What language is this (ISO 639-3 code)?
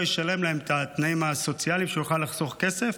heb